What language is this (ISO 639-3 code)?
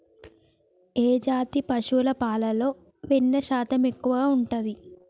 tel